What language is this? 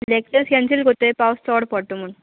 Konkani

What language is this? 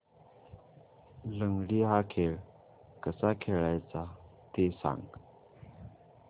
Marathi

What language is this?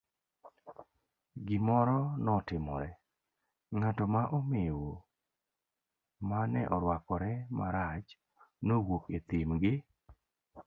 Luo (Kenya and Tanzania)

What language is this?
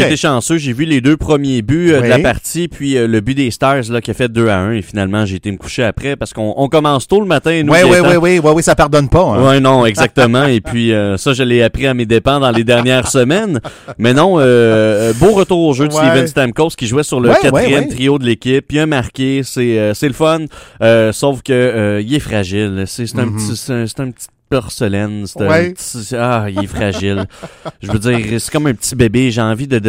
French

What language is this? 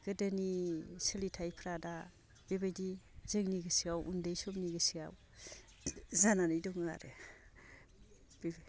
Bodo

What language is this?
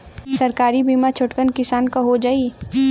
Bhojpuri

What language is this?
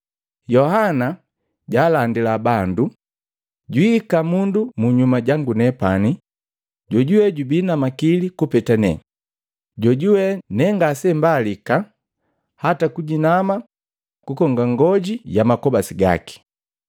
Matengo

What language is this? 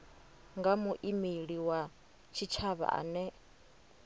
Venda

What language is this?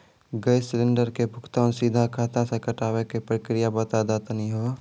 Maithili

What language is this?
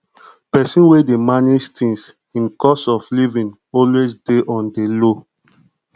Nigerian Pidgin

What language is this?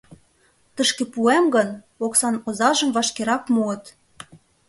Mari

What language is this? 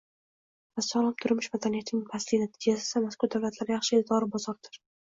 Uzbek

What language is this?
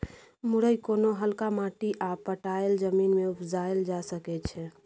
Maithili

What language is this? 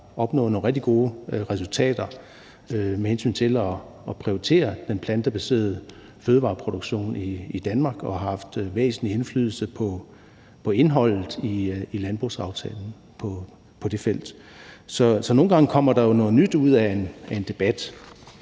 Danish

